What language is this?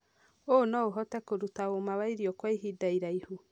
Kikuyu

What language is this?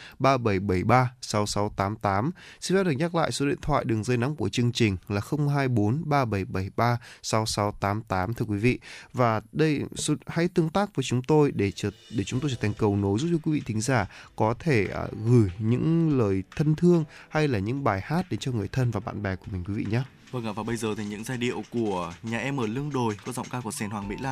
Vietnamese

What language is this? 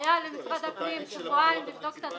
Hebrew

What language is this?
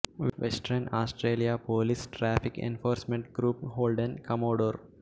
Telugu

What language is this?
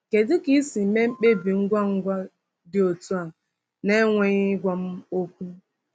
Igbo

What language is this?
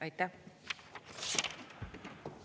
Estonian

